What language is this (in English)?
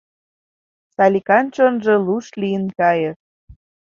Mari